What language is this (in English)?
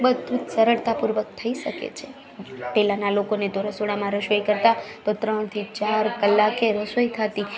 Gujarati